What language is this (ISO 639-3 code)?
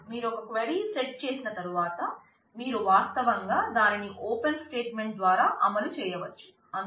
tel